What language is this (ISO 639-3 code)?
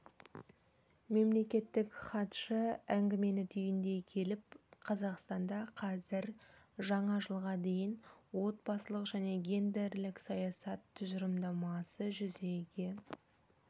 kaz